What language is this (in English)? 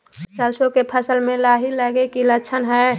Magahi